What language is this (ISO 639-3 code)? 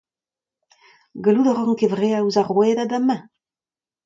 bre